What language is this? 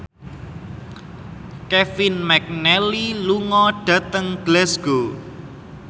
Javanese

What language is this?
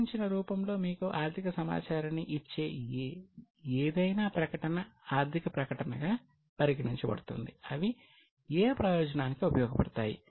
Telugu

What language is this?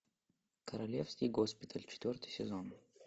Russian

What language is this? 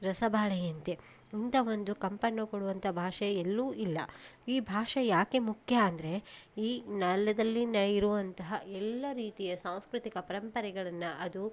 Kannada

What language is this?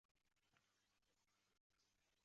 Chinese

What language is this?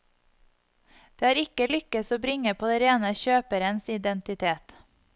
Norwegian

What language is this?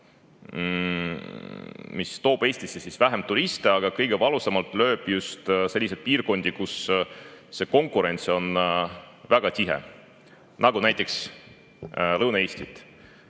Estonian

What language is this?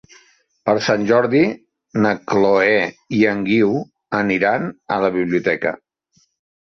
Catalan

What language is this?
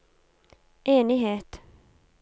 Norwegian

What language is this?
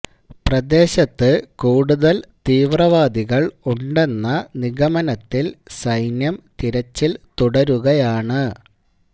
Malayalam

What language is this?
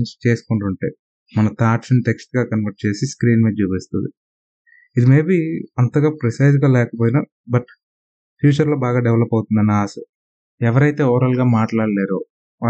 Telugu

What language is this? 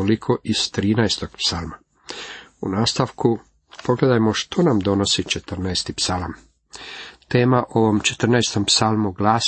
Croatian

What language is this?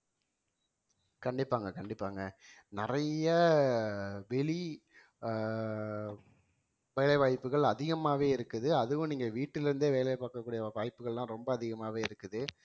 Tamil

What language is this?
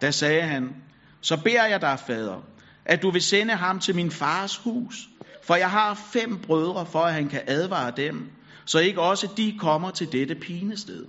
Danish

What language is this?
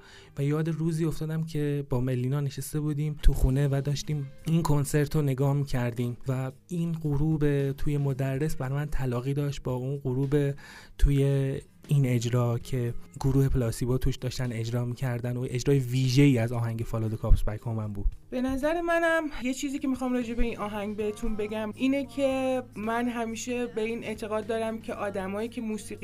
Persian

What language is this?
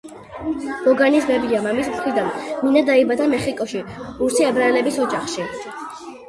Georgian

